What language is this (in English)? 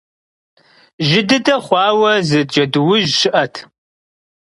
Kabardian